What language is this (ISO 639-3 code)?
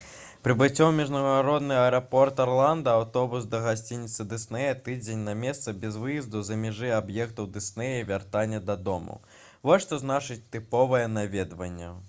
bel